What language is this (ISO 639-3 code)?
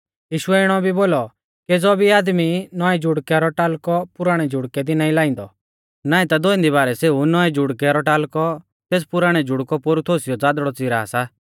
bfz